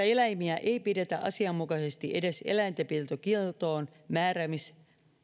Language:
Finnish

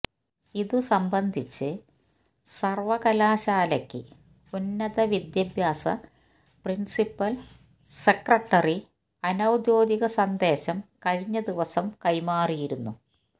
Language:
Malayalam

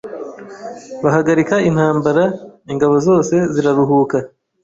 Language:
Kinyarwanda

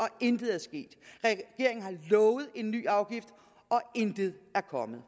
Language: Danish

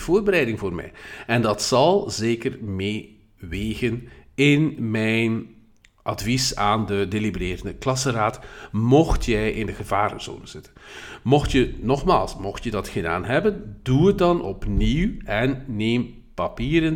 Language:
Dutch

